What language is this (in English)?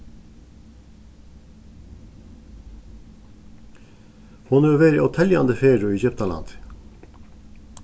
Faroese